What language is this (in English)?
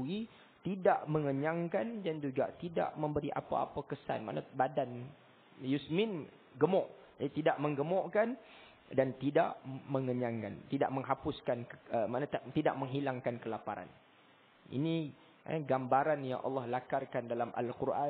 Malay